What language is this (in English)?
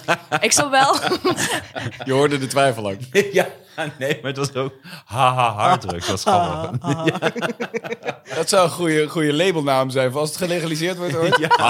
Dutch